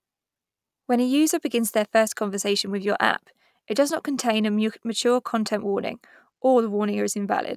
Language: English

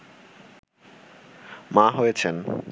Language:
Bangla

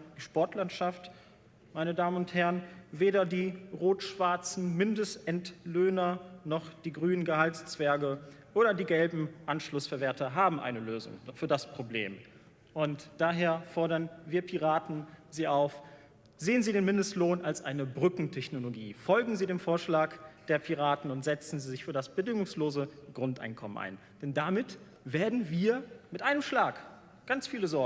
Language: German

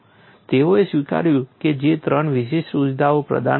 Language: Gujarati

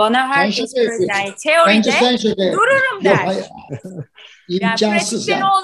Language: Turkish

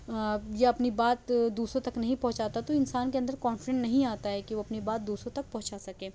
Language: Urdu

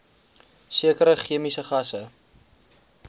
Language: Afrikaans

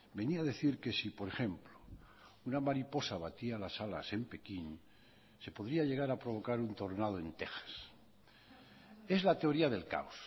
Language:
Spanish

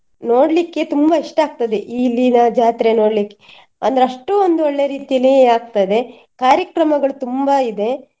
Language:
Kannada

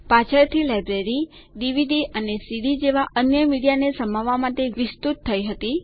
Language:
Gujarati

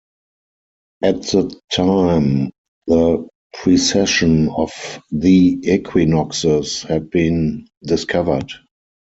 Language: English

